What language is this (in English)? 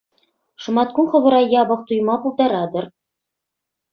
Chuvash